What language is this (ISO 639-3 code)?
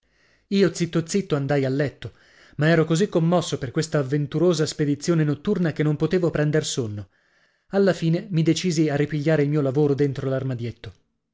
ita